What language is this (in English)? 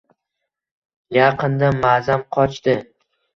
Uzbek